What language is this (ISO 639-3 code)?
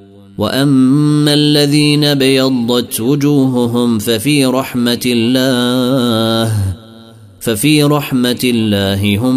ara